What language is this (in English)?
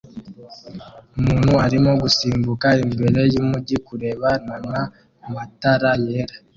Kinyarwanda